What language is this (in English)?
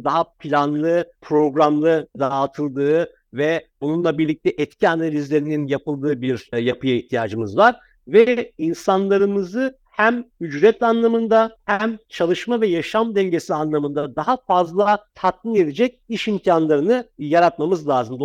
Turkish